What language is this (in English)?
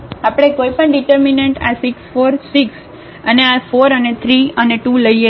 Gujarati